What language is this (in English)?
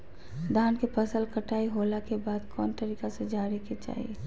Magahi